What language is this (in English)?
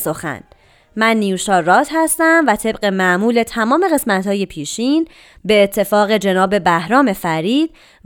Persian